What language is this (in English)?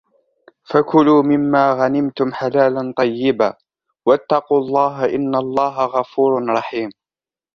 Arabic